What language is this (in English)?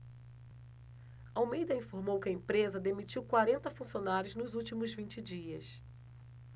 Portuguese